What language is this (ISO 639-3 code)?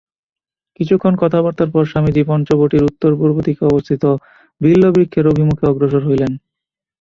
ben